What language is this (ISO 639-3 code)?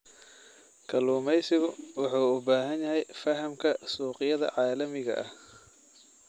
som